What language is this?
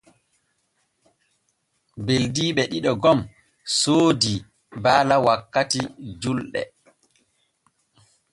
Borgu Fulfulde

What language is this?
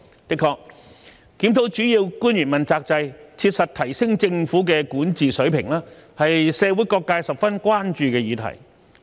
Cantonese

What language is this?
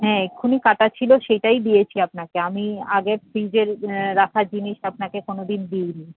Bangla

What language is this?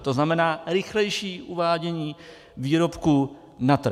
Czech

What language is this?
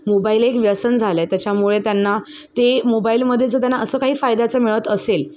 Marathi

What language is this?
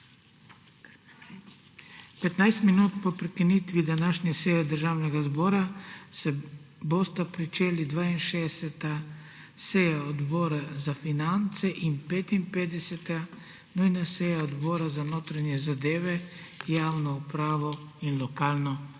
Slovenian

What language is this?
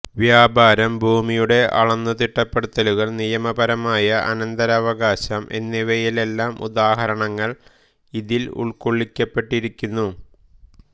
Malayalam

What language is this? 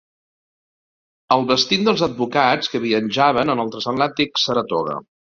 Catalan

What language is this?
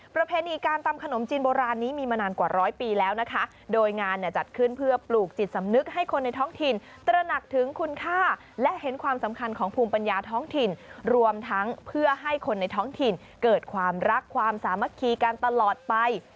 Thai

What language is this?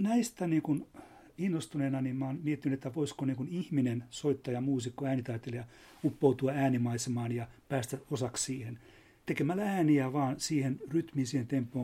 Finnish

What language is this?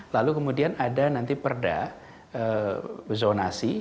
Indonesian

